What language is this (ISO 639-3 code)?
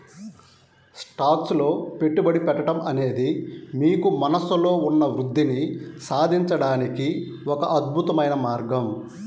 tel